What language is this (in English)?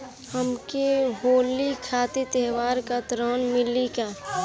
Bhojpuri